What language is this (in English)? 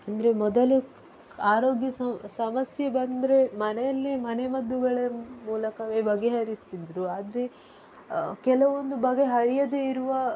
Kannada